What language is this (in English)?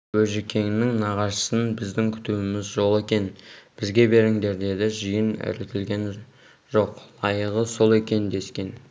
Kazakh